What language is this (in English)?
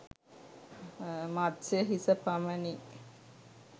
Sinhala